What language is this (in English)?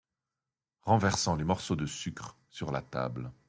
French